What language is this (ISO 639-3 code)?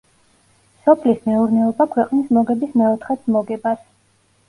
kat